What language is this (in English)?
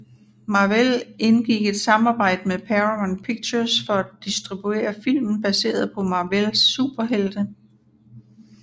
Danish